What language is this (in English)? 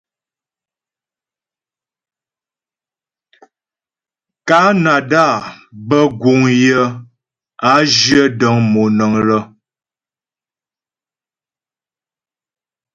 Ghomala